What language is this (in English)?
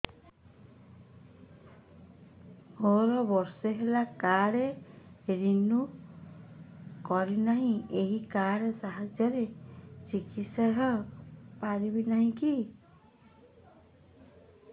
Odia